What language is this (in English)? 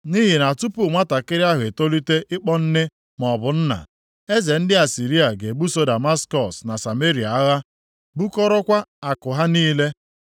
Igbo